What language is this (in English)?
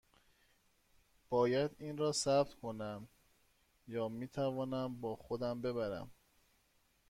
Persian